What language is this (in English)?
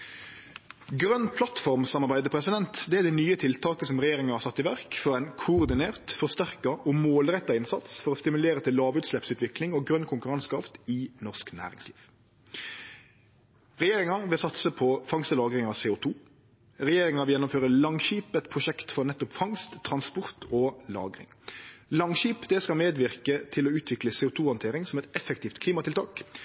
Norwegian Nynorsk